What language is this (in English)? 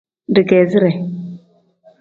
Tem